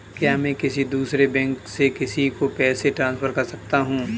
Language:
Hindi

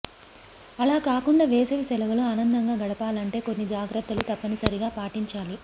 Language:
Telugu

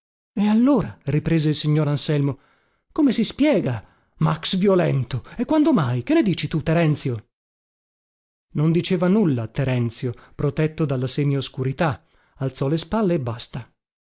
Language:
Italian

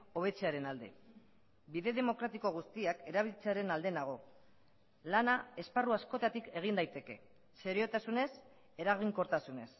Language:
Basque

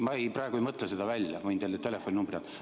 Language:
Estonian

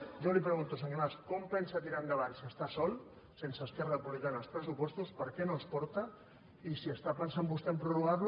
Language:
Catalan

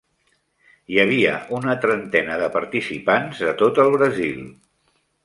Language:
Catalan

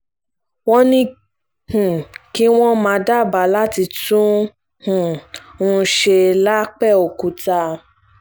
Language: Yoruba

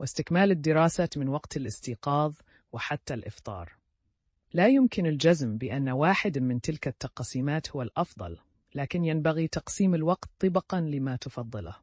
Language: Arabic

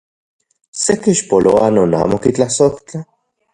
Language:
Central Puebla Nahuatl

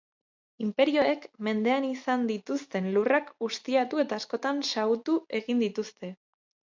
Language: Basque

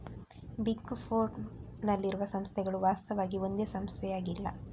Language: Kannada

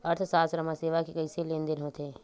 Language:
Chhattisgarhi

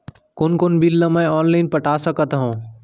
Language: Chhattisgarhi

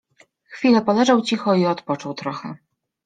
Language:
Polish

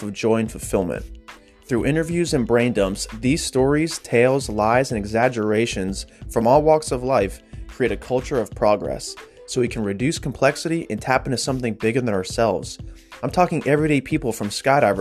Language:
English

